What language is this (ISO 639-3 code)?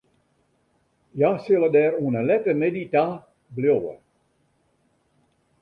fry